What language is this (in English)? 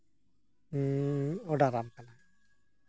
Santali